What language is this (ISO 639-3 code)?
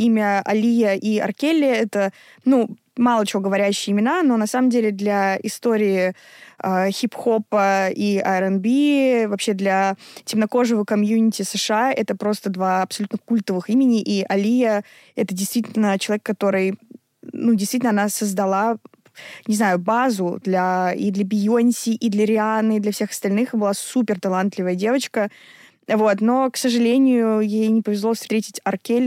rus